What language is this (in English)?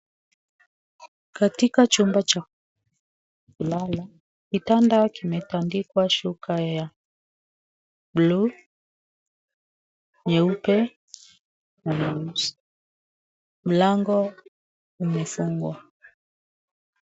Swahili